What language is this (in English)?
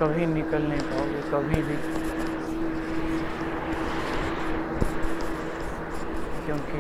Marathi